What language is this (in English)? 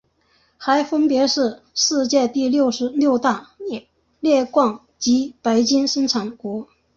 Chinese